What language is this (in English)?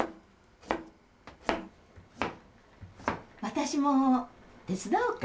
Japanese